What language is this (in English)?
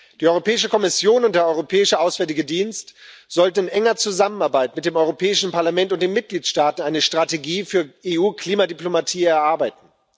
German